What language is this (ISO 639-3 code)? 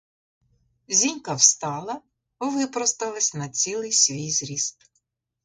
ukr